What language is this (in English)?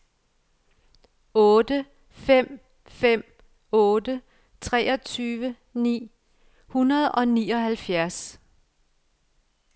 Danish